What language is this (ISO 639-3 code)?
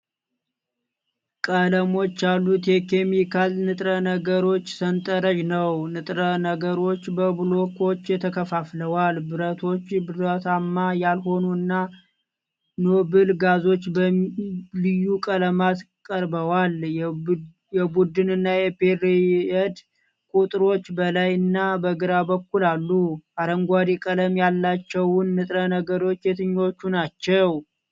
amh